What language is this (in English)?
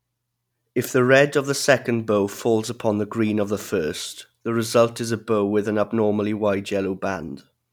English